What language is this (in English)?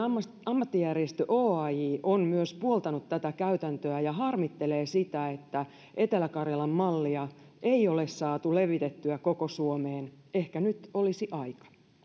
Finnish